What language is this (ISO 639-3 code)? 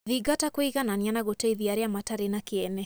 kik